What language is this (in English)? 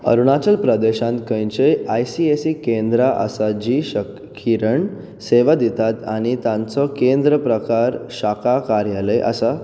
Konkani